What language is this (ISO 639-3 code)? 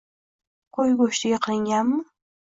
uzb